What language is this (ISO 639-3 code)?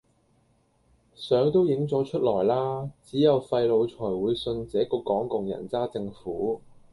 yue